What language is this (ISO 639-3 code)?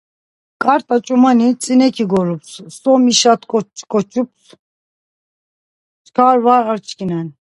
lzz